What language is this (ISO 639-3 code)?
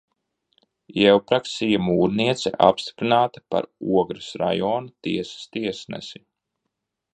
lav